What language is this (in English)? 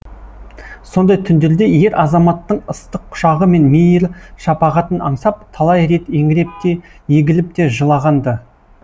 Kazakh